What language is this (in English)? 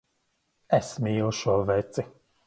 Latvian